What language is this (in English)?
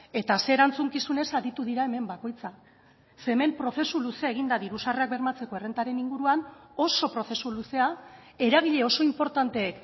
Basque